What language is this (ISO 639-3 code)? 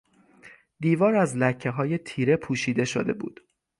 fas